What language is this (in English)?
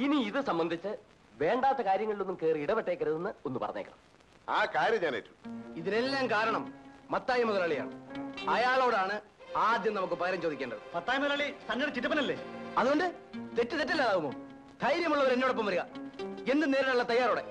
Malayalam